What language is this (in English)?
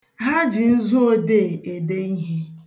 Igbo